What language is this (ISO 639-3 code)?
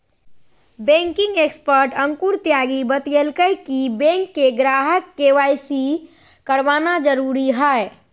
mag